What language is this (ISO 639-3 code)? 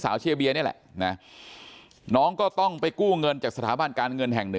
tha